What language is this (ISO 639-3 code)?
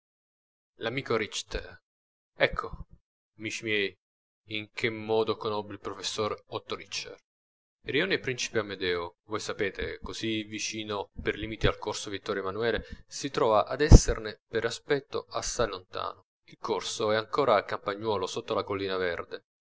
ita